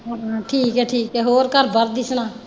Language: Punjabi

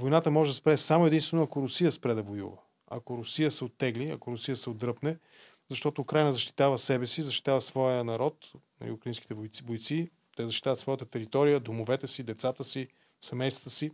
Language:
Bulgarian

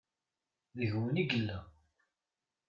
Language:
Kabyle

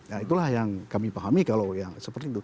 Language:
Indonesian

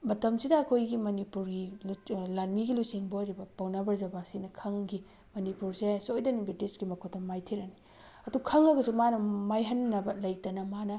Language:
Manipuri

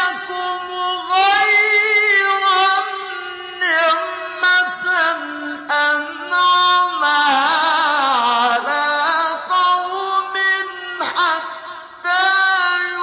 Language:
Arabic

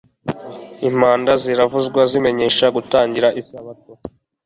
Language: Kinyarwanda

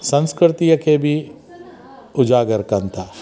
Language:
Sindhi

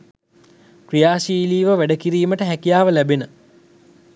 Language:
Sinhala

